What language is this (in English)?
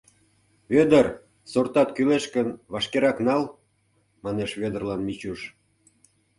Mari